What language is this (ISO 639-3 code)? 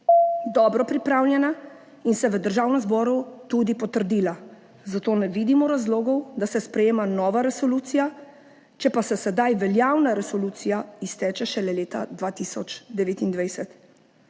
slv